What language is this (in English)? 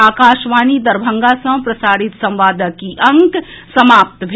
Maithili